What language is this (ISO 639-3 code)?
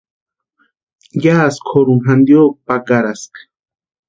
pua